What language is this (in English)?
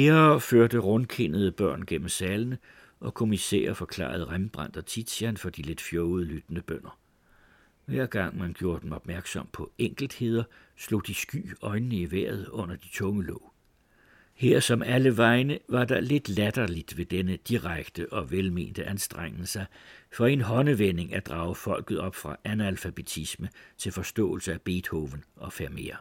Danish